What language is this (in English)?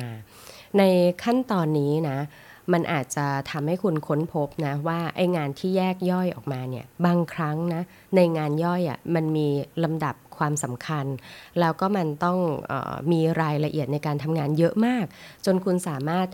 Thai